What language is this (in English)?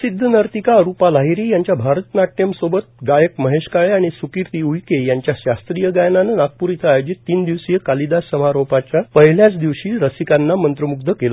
Marathi